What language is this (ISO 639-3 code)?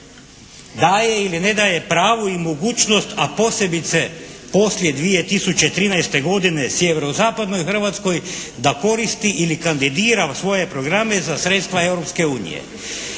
hrv